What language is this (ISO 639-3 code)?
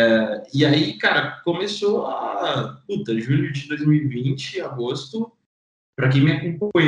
por